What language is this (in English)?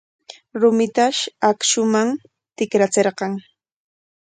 Corongo Ancash Quechua